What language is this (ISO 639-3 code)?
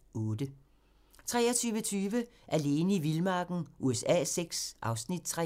dan